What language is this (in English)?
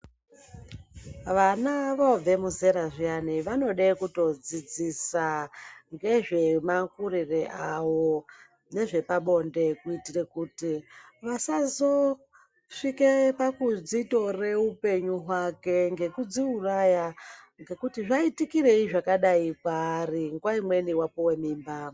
Ndau